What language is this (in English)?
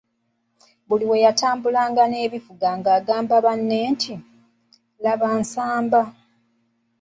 Ganda